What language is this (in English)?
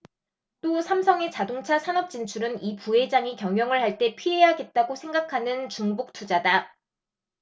Korean